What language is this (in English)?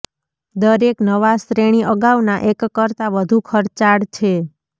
Gujarati